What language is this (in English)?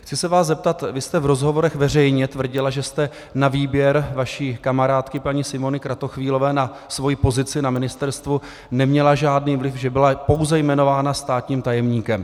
Czech